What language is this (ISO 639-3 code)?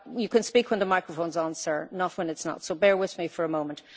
eng